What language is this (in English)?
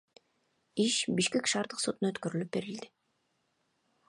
Kyrgyz